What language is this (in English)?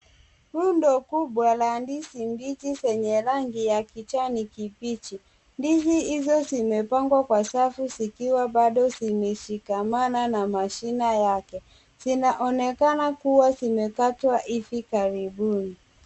Swahili